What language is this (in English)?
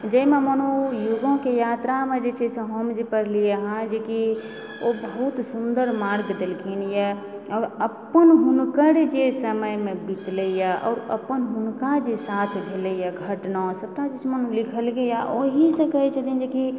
Maithili